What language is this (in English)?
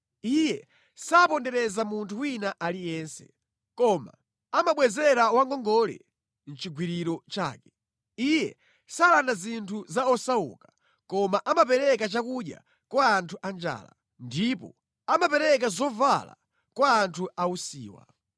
Nyanja